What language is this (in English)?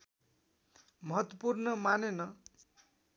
Nepali